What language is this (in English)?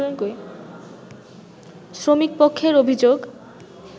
Bangla